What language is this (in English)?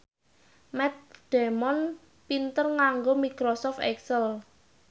Javanese